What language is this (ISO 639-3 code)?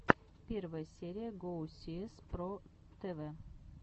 rus